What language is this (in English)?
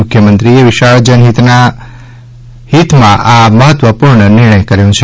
Gujarati